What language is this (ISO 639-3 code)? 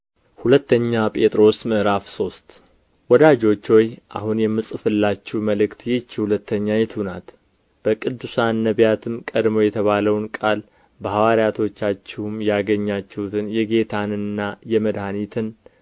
amh